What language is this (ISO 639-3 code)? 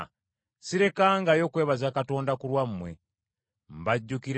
lug